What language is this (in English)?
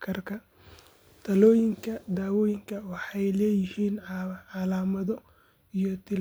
Somali